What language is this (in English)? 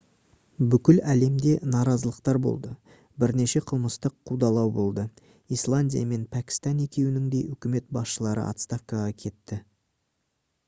Kazakh